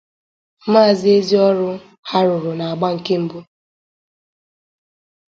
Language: Igbo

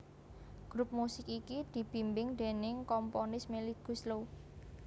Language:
Javanese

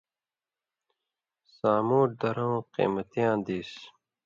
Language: Indus Kohistani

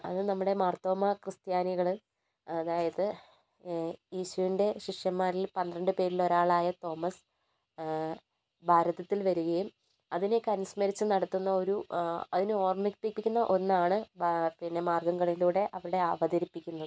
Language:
Malayalam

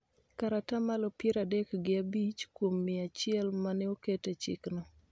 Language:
Luo (Kenya and Tanzania)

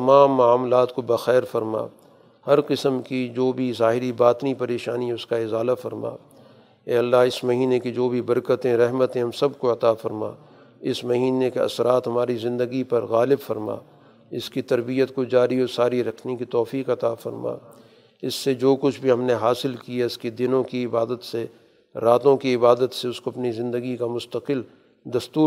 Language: Urdu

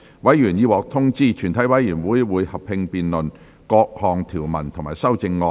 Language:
Cantonese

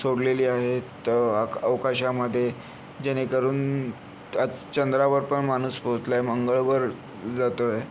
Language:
Marathi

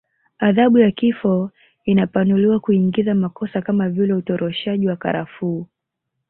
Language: Swahili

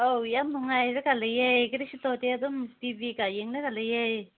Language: Manipuri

